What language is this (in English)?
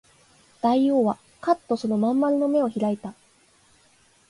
Japanese